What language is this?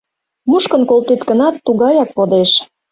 Mari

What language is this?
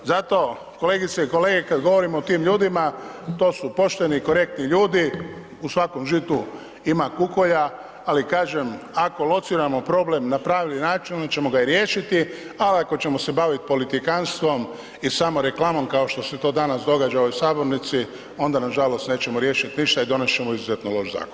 Croatian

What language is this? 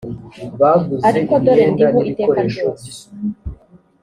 Kinyarwanda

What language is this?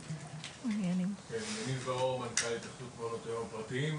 Hebrew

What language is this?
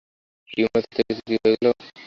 Bangla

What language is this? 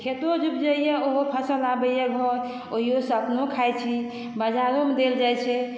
Maithili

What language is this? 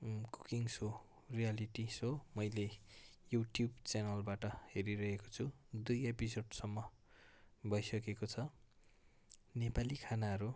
Nepali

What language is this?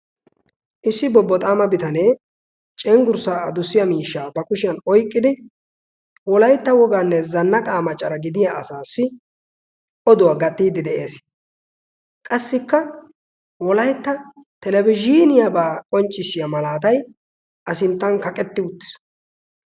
Wolaytta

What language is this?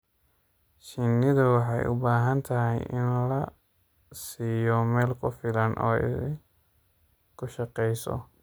Somali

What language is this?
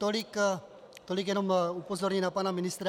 Czech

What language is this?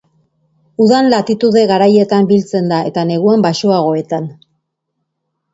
Basque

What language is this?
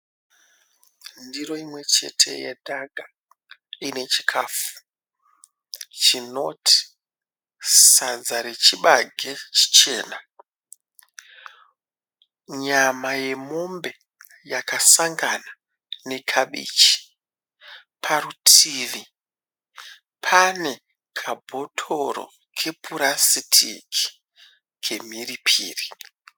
Shona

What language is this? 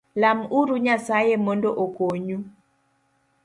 Luo (Kenya and Tanzania)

